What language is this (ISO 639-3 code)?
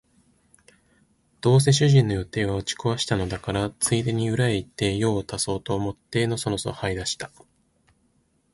jpn